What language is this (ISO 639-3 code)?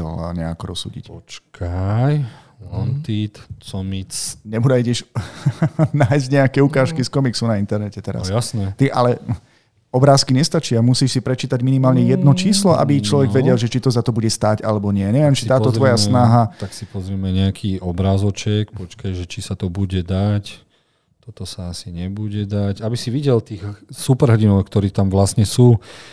slk